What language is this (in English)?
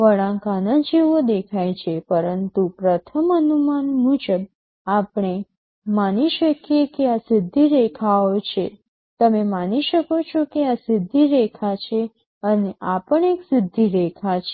Gujarati